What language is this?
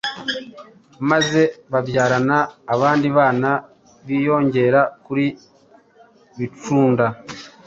Kinyarwanda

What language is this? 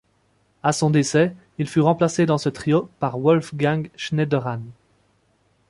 French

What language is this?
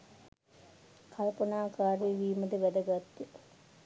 Sinhala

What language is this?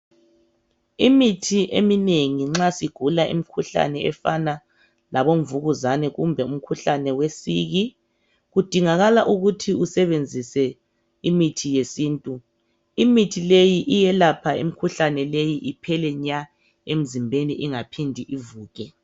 North Ndebele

